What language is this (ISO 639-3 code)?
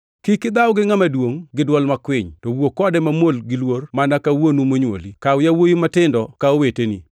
luo